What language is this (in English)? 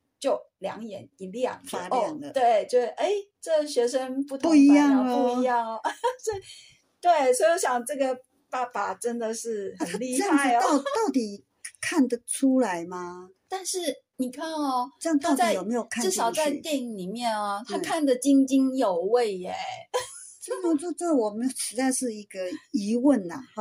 Chinese